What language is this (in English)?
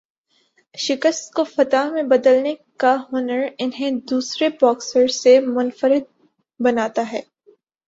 Urdu